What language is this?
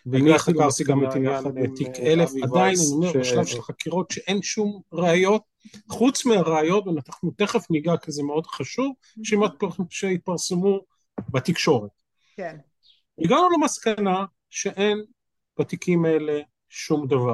Hebrew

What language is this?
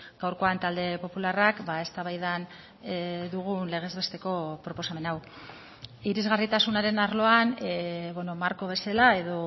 Basque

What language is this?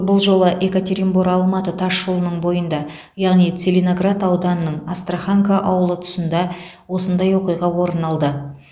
Kazakh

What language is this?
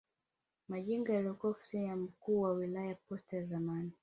Swahili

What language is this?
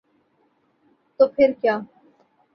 Urdu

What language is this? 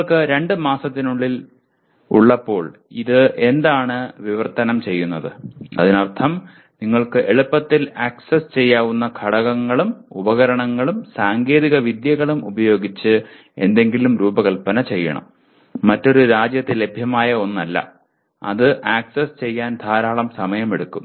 Malayalam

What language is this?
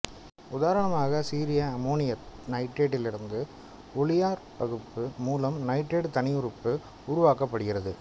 Tamil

